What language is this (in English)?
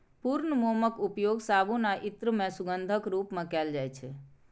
Maithili